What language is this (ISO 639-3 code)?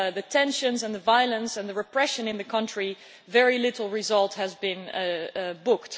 eng